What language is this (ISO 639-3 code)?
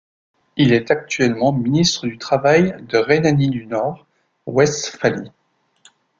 fra